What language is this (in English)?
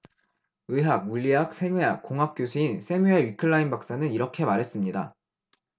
Korean